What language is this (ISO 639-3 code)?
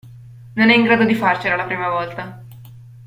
ita